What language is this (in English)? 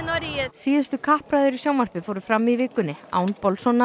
Icelandic